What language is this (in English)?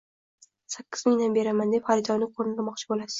Uzbek